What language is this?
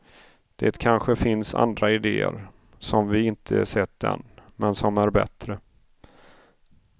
Swedish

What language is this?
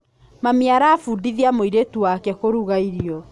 Kikuyu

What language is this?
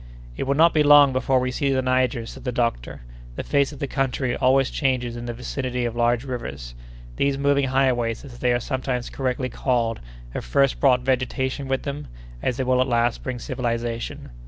English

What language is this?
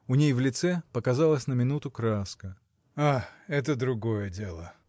Russian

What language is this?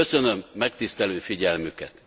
Hungarian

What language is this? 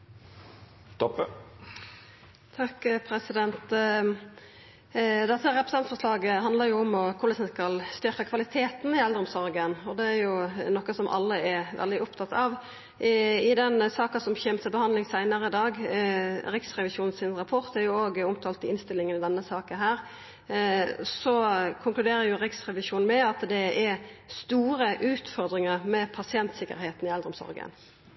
Norwegian Nynorsk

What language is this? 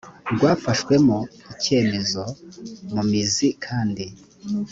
Kinyarwanda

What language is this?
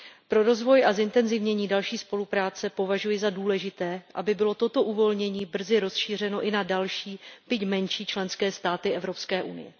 Czech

